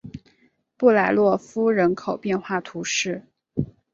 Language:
Chinese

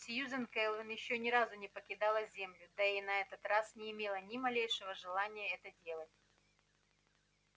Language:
Russian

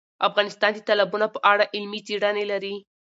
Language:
Pashto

